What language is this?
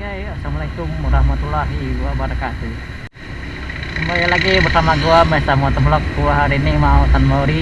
Indonesian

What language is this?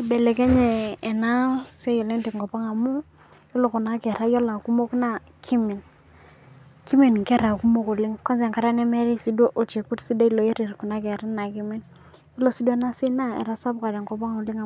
Masai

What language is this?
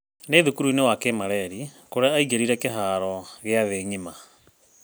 Kikuyu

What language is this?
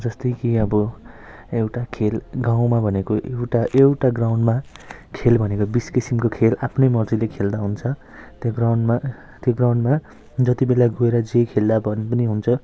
Nepali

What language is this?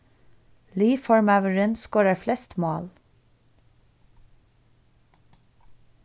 Faroese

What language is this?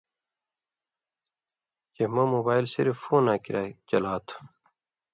Indus Kohistani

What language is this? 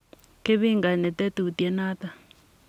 Kalenjin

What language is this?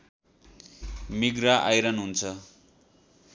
Nepali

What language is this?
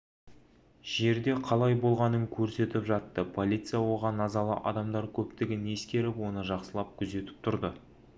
Kazakh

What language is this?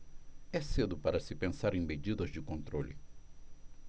Portuguese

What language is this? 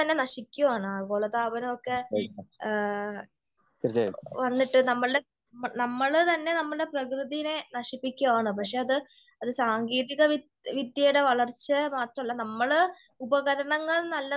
Malayalam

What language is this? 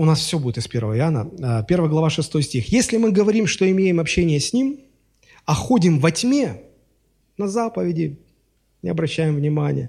Russian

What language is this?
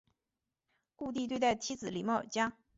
Chinese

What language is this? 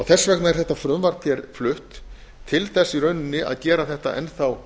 Icelandic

